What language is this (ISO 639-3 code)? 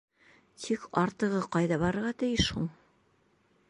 bak